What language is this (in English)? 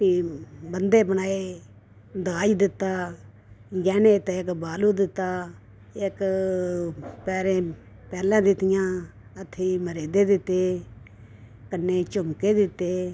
Dogri